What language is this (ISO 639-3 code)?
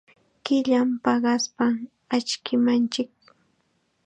qxa